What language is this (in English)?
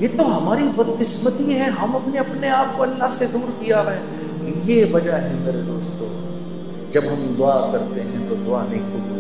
Urdu